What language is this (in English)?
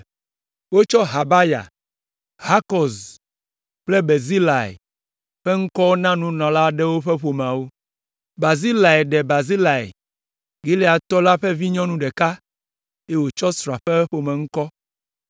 Ewe